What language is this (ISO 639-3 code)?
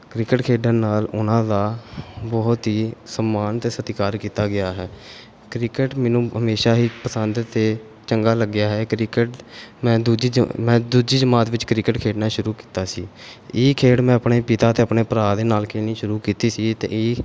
pan